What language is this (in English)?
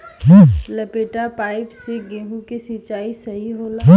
Bhojpuri